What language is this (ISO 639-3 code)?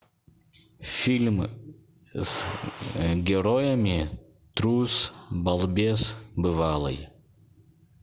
rus